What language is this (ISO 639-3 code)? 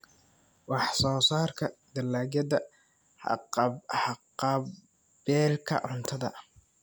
som